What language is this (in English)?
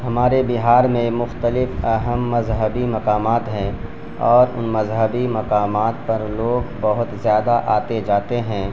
Urdu